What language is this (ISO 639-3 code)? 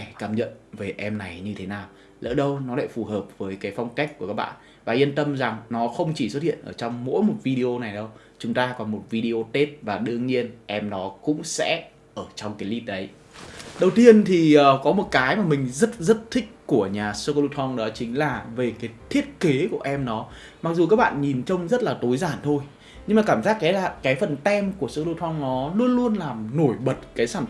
vie